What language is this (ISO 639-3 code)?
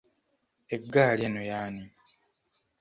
lug